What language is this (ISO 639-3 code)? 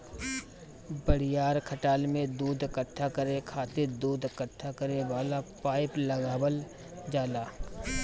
bho